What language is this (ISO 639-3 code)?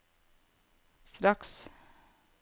nor